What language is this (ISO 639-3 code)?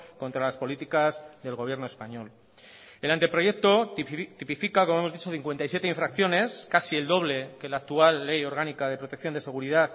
spa